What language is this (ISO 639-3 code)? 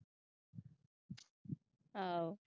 pan